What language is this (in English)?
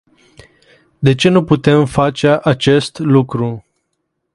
Romanian